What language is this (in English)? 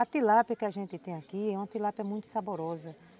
Portuguese